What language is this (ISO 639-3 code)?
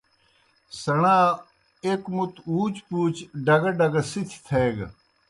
plk